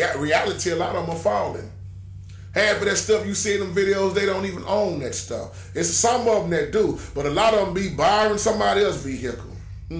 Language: English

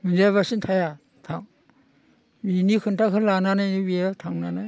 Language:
Bodo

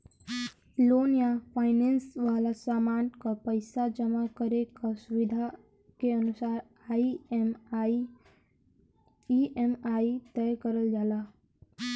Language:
Bhojpuri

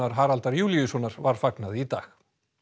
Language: Icelandic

